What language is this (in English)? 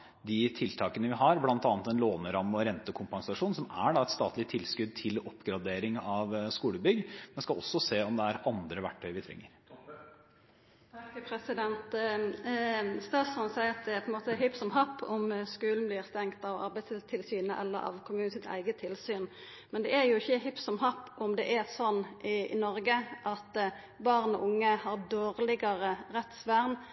Norwegian